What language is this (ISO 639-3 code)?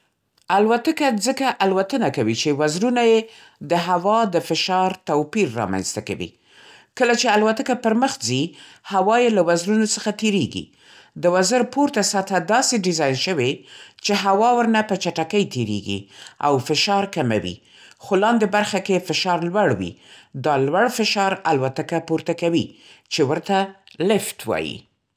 pst